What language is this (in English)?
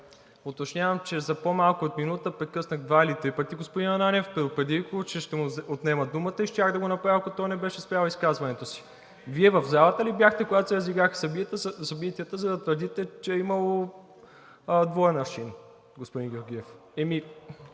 Bulgarian